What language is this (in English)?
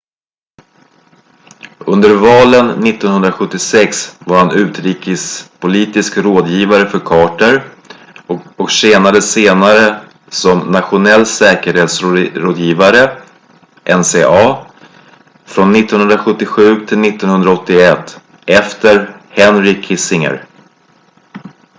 Swedish